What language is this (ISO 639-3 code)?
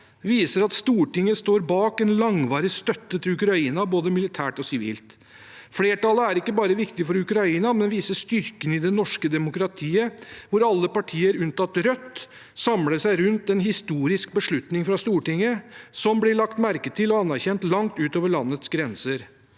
nor